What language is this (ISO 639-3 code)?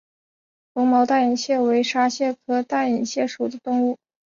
zho